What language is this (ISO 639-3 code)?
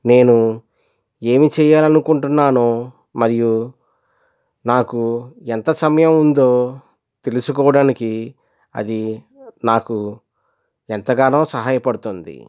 tel